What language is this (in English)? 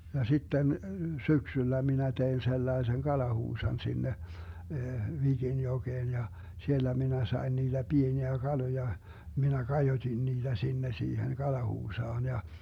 Finnish